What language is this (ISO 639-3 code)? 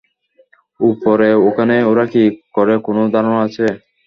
ben